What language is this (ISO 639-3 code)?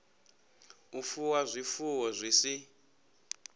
ven